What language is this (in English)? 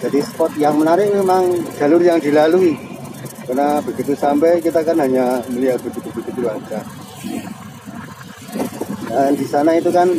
Indonesian